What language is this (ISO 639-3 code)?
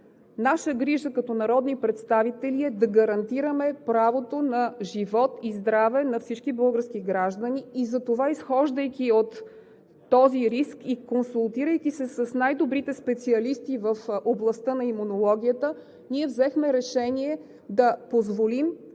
bul